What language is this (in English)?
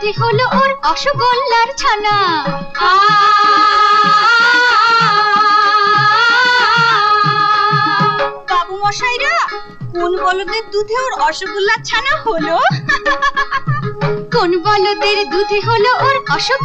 Hindi